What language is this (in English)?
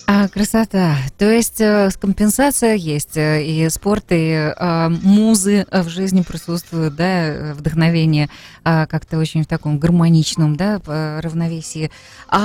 Russian